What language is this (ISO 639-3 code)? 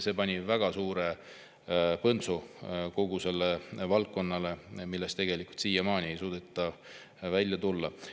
est